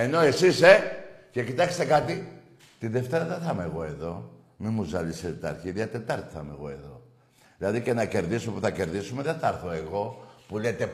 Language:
Greek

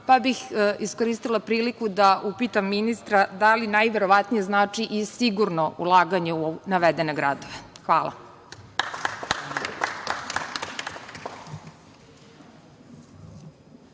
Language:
Serbian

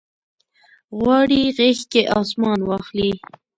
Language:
Pashto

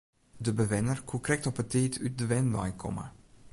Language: Western Frisian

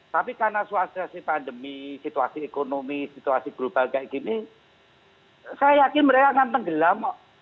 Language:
Indonesian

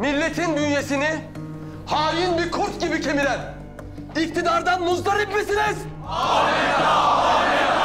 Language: Turkish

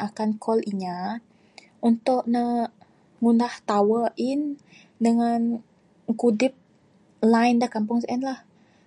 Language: Bukar-Sadung Bidayuh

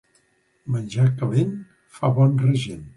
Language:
Catalan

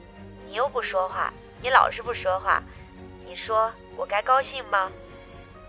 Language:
Chinese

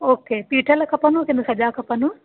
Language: Sindhi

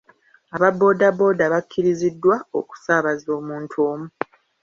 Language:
Ganda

